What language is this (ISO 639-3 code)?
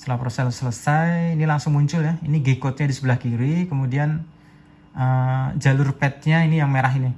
ind